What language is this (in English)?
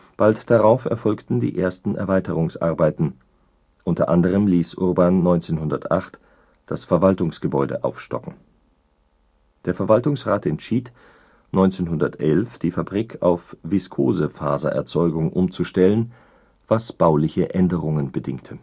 German